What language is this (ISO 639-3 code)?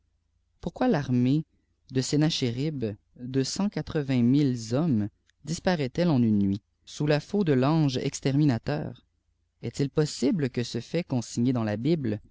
fra